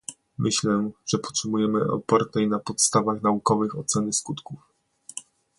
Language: Polish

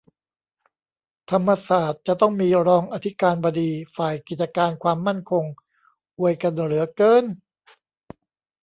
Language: Thai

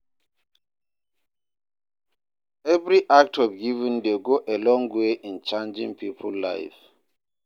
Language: Nigerian Pidgin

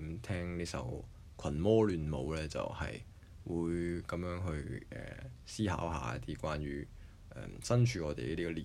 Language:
Chinese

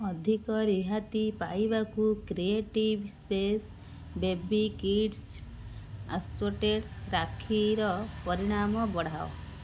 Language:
Odia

